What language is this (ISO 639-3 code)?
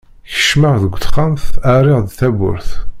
kab